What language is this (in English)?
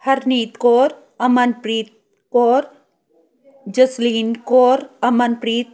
Punjabi